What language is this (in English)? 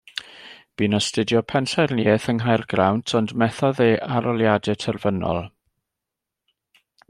Welsh